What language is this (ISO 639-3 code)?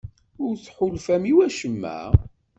kab